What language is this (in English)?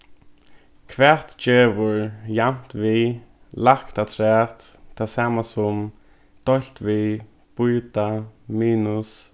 Faroese